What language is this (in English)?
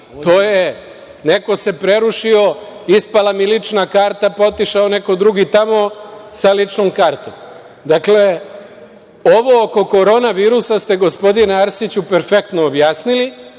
Serbian